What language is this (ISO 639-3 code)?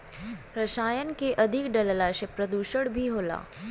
bho